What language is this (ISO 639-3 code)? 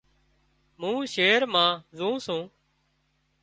kxp